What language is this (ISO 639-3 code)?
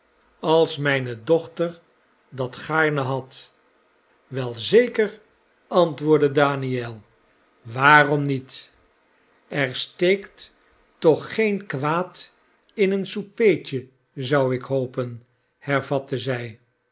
nld